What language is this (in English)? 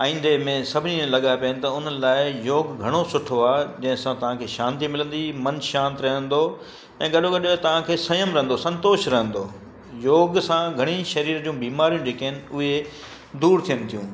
Sindhi